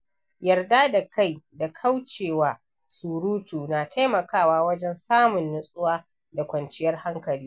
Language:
Hausa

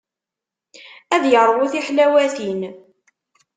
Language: Kabyle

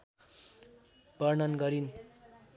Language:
Nepali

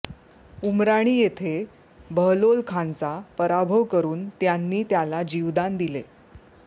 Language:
Marathi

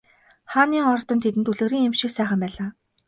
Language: Mongolian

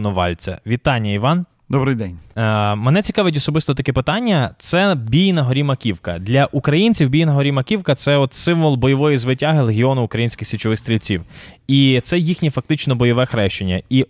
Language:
Ukrainian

